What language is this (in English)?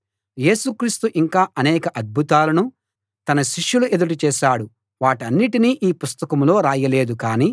Telugu